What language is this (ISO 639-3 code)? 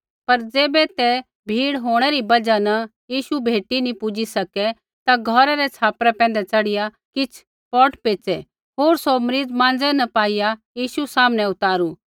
kfx